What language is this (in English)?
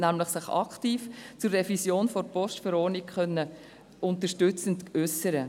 Swiss German